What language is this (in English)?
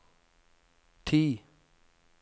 Norwegian